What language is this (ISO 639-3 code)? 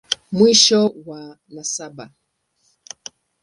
swa